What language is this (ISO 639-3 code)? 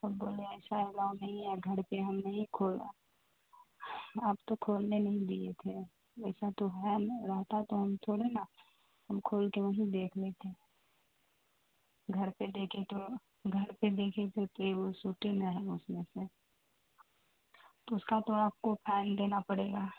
urd